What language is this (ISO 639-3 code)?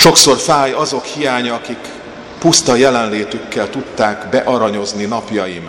hun